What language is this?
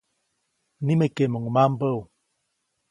Copainalá Zoque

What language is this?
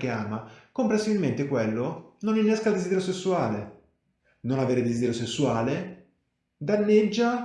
Italian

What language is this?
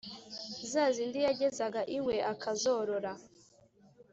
Kinyarwanda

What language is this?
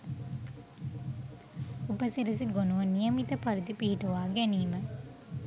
Sinhala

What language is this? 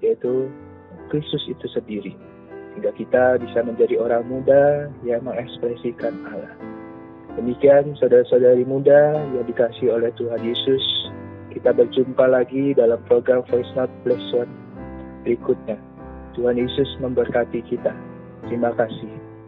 Indonesian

